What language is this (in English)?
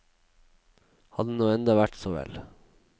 Norwegian